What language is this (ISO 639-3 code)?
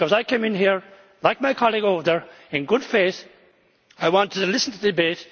eng